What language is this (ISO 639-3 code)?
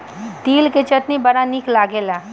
bho